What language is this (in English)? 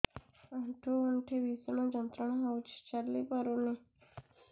Odia